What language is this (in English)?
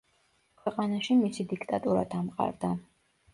Georgian